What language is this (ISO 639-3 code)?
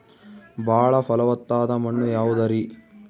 kan